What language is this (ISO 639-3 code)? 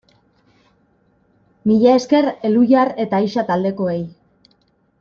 eus